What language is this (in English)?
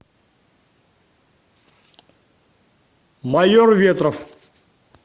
Russian